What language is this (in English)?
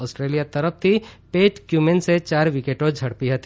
Gujarati